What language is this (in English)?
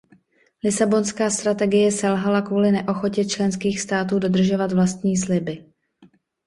Czech